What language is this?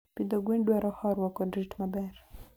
Luo (Kenya and Tanzania)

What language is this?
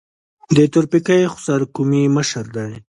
Pashto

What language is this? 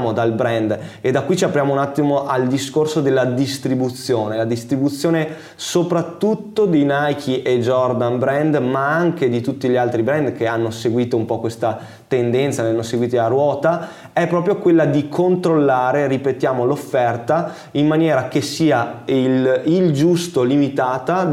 Italian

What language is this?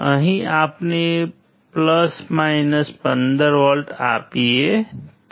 Gujarati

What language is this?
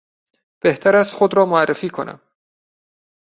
Persian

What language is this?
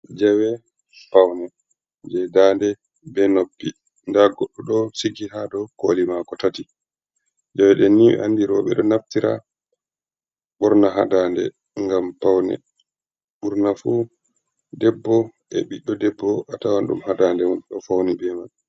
Fula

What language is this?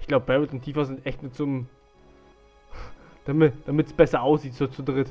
German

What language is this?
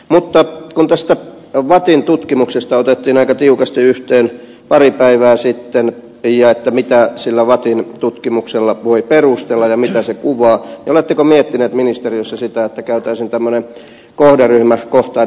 Finnish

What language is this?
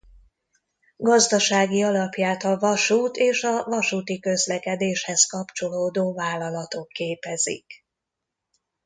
Hungarian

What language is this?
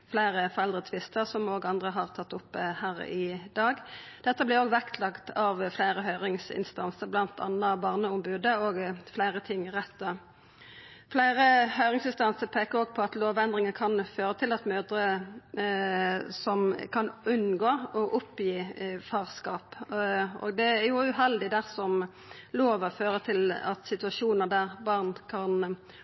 Norwegian Nynorsk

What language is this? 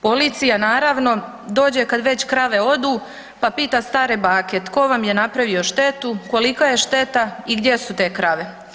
Croatian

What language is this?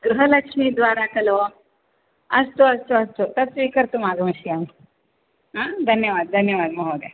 Sanskrit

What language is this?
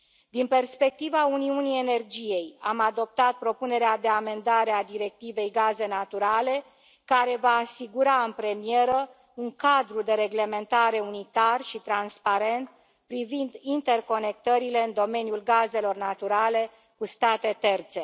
Romanian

